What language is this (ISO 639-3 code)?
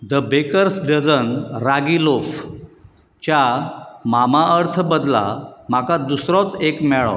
kok